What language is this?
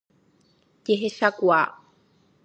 Guarani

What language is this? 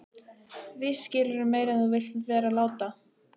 Icelandic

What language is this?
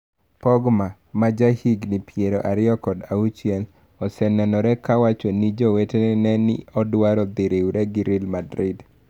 Luo (Kenya and Tanzania)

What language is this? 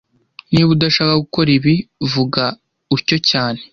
Kinyarwanda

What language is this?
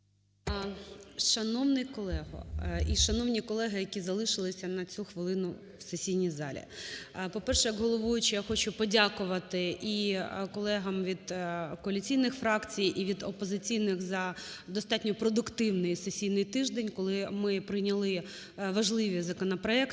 Ukrainian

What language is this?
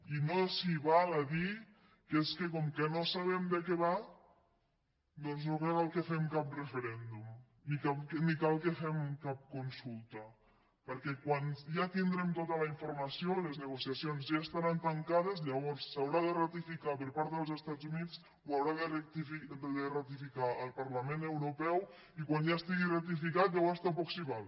Catalan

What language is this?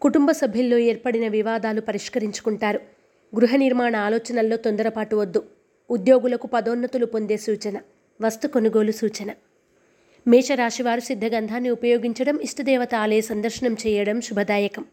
Telugu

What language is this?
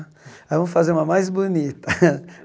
Portuguese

